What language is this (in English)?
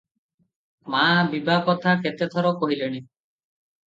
Odia